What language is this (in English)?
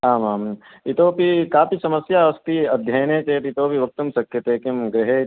Sanskrit